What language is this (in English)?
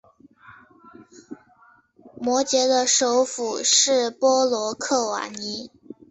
Chinese